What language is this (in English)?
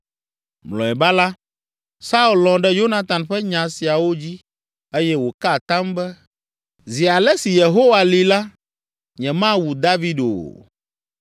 Ewe